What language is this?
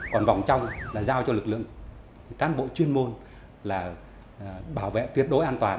Vietnamese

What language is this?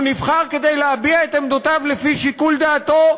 Hebrew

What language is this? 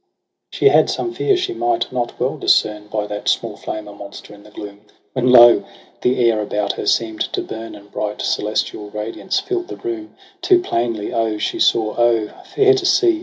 English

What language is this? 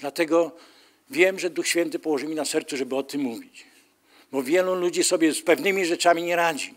Polish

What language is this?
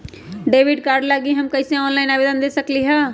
Magahi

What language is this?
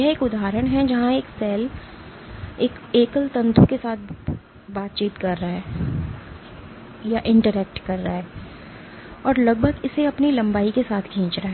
Hindi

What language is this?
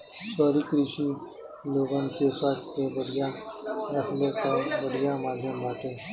Bhojpuri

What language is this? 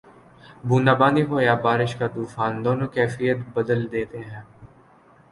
Urdu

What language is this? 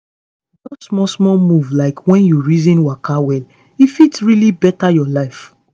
Nigerian Pidgin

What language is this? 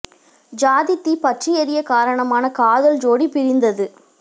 Tamil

